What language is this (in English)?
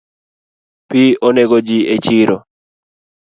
Luo (Kenya and Tanzania)